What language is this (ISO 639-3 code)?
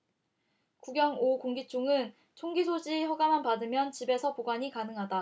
kor